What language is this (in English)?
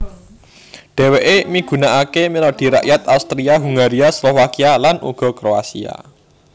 Javanese